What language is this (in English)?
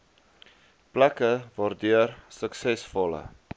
Afrikaans